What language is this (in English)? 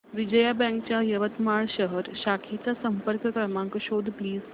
Marathi